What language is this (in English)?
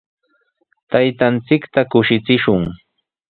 Sihuas Ancash Quechua